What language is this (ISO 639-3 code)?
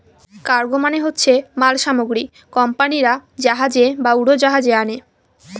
ben